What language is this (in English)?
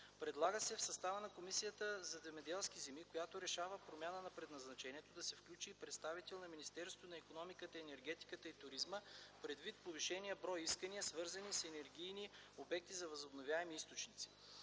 Bulgarian